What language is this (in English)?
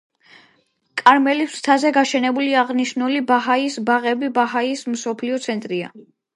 Georgian